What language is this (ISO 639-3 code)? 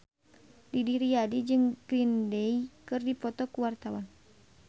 sun